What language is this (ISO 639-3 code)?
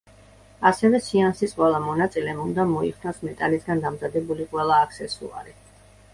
kat